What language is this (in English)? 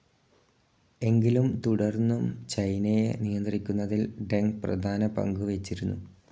Malayalam